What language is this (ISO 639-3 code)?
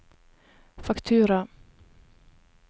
nor